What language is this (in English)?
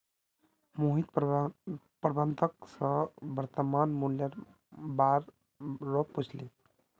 Magahi